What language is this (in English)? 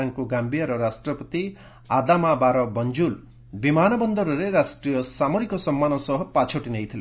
Odia